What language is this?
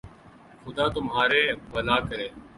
Urdu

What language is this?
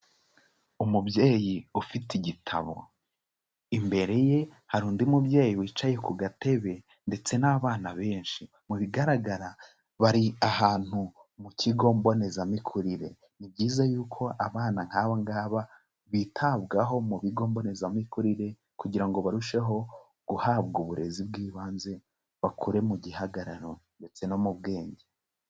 Kinyarwanda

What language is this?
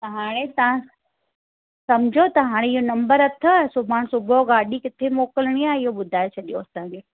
Sindhi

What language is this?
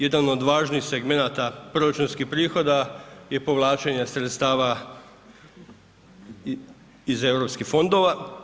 Croatian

